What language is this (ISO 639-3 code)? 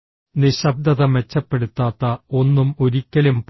mal